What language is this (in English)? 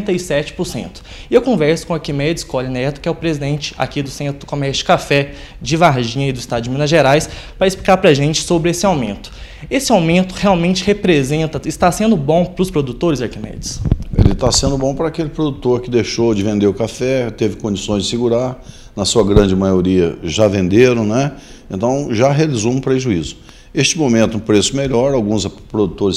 Portuguese